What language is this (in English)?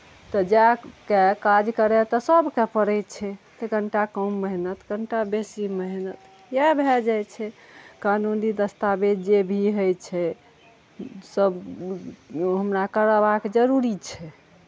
Maithili